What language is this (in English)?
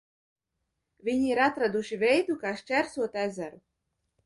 Latvian